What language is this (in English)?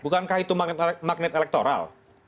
Indonesian